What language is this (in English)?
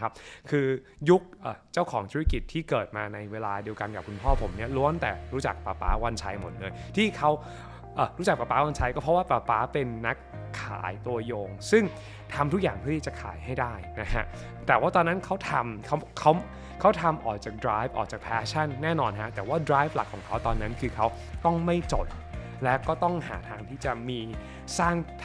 Thai